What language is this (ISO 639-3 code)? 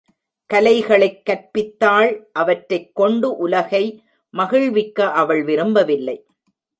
tam